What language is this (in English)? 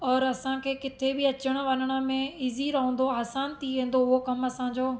Sindhi